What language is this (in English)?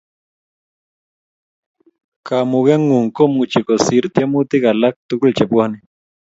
Kalenjin